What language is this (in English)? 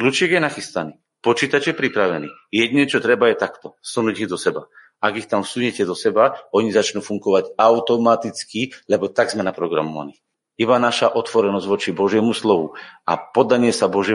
Slovak